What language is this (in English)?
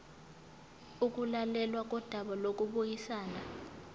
Zulu